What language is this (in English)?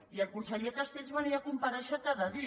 Catalan